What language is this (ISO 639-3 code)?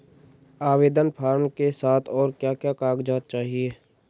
hin